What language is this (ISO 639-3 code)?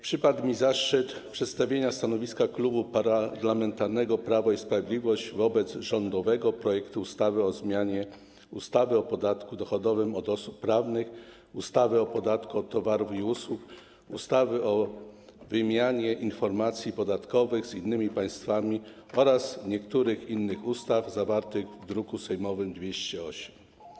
pol